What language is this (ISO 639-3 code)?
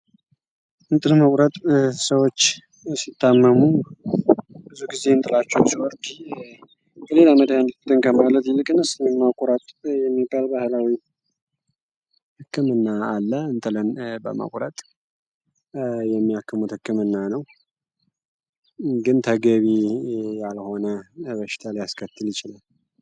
amh